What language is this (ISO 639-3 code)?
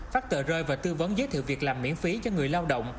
vie